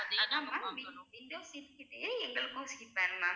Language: Tamil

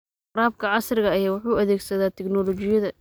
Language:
Somali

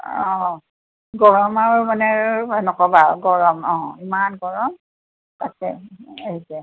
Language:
Assamese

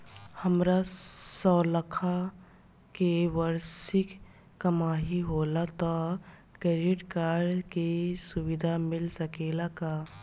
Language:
Bhojpuri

